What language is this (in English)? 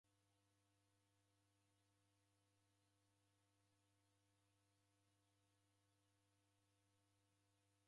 Taita